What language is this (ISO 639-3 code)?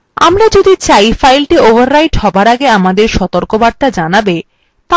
ben